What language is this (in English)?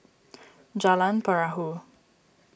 English